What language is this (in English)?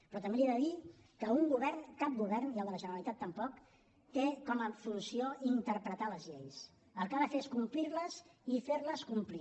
Catalan